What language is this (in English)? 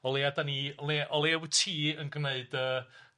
Welsh